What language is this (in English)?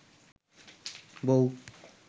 Bangla